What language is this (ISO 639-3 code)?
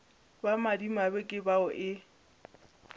nso